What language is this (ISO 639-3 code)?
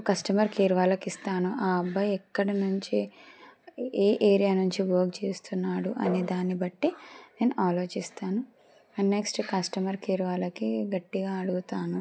tel